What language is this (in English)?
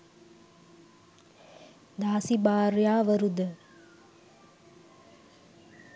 Sinhala